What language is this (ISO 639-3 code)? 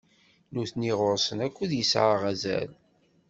kab